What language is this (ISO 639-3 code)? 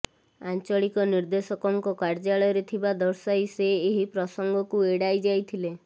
ori